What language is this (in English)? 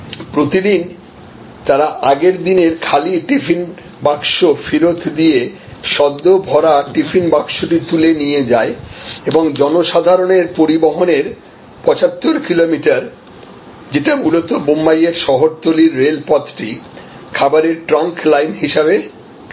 Bangla